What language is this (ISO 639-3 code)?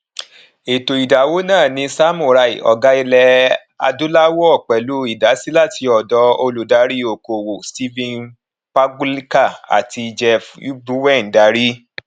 yor